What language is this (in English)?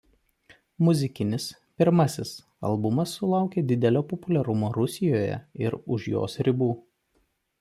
Lithuanian